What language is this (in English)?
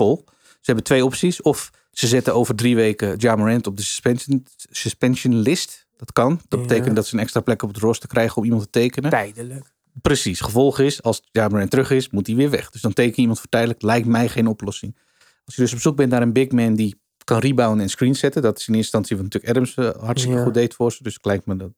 Dutch